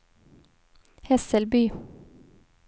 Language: Swedish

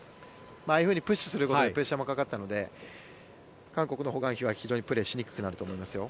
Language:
Japanese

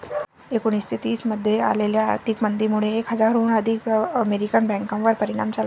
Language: Marathi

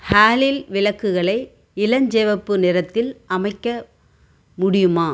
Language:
Tamil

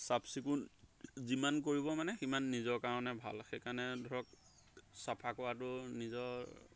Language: Assamese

